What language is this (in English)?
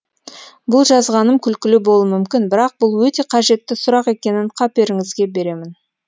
Kazakh